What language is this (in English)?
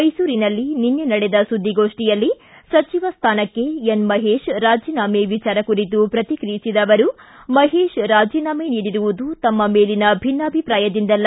Kannada